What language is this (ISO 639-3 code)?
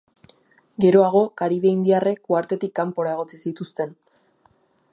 eus